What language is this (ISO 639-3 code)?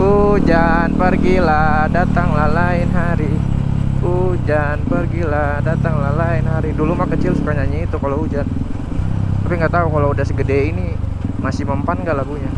ind